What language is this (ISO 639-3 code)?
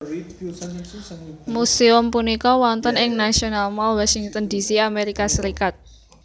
jav